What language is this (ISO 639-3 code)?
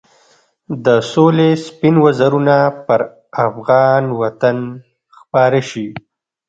pus